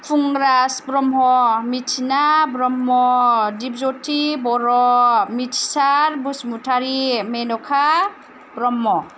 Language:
Bodo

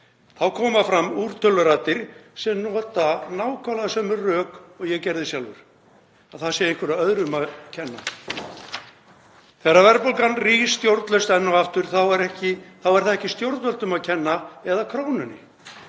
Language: Icelandic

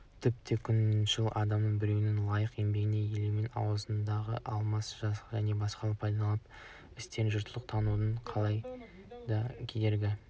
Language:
Kazakh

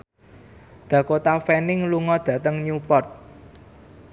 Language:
Javanese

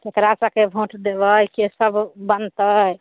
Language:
Maithili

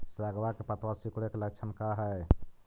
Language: Magahi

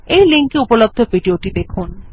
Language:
Bangla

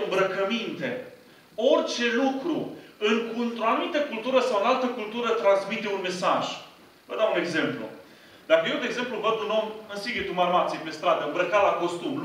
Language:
Romanian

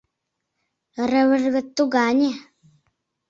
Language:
Mari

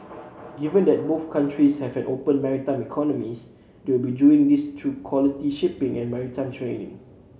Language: English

